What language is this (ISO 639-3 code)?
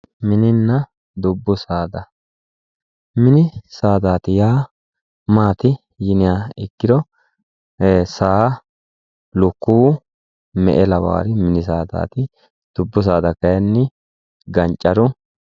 sid